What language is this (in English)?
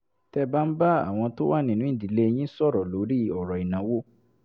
Yoruba